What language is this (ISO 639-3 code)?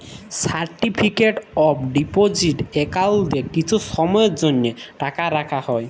ben